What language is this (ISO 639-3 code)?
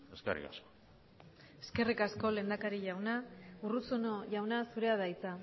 eus